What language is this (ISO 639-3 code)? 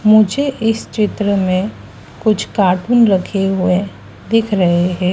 hin